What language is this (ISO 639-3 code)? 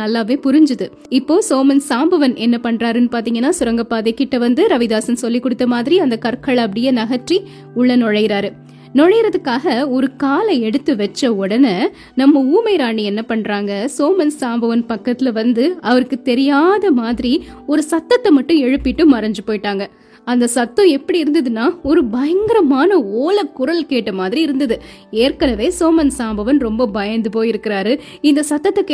tam